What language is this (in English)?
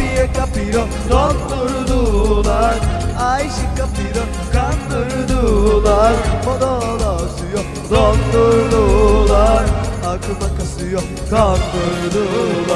Turkish